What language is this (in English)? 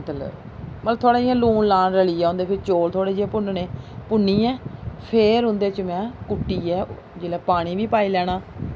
Dogri